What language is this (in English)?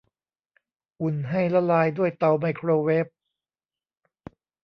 Thai